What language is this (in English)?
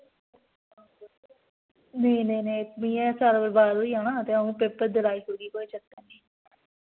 Dogri